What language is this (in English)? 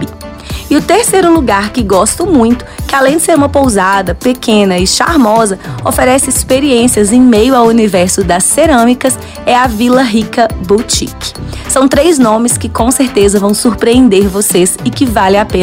Portuguese